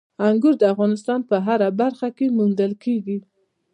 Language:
Pashto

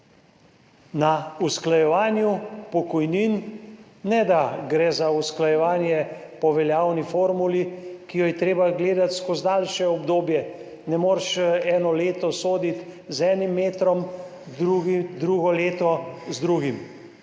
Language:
Slovenian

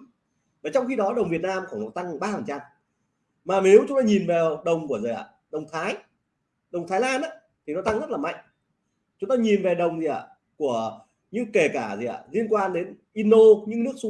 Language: Vietnamese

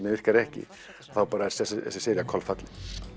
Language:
Icelandic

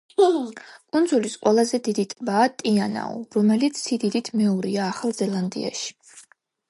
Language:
Georgian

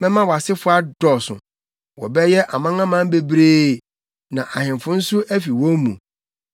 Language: Akan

